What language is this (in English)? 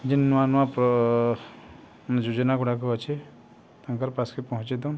Odia